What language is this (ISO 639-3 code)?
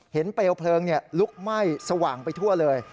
tha